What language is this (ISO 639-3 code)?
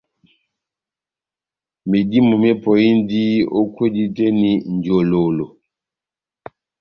bnm